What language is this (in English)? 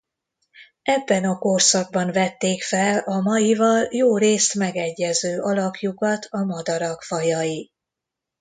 Hungarian